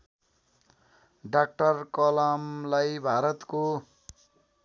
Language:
Nepali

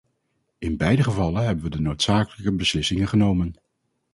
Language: Dutch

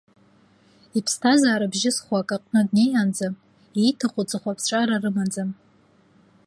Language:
Abkhazian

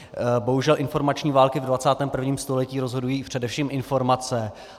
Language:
Czech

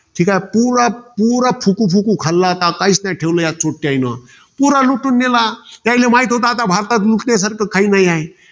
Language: Marathi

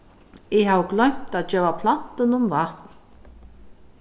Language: Faroese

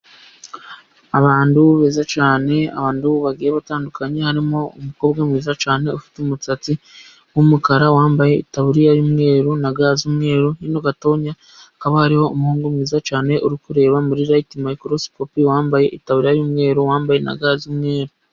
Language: Kinyarwanda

